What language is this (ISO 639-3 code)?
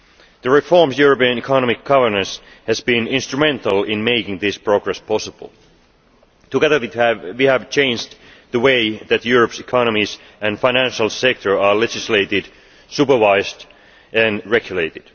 eng